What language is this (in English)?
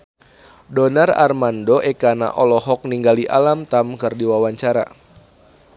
Sundanese